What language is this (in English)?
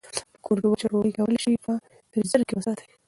Pashto